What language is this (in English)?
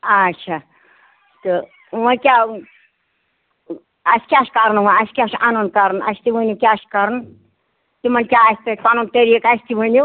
Kashmiri